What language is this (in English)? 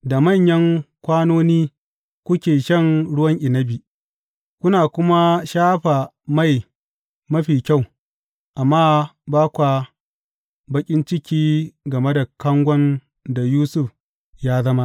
Hausa